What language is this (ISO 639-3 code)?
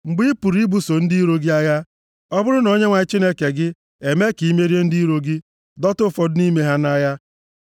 ibo